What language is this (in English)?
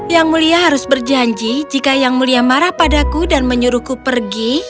Indonesian